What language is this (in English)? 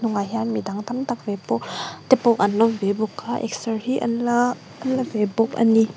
Mizo